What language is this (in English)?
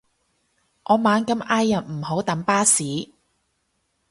Cantonese